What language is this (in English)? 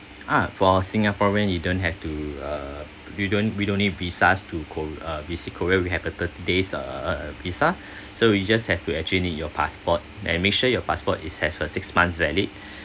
English